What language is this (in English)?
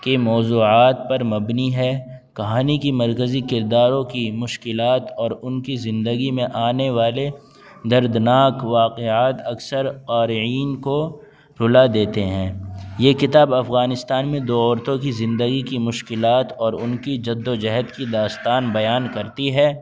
Urdu